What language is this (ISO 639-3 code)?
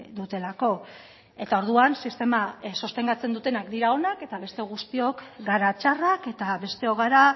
eus